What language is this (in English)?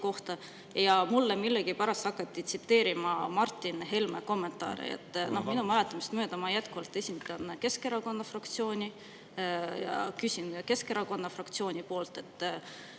Estonian